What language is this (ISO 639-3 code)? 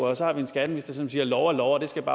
dan